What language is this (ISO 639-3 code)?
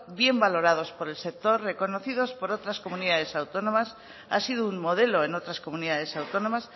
spa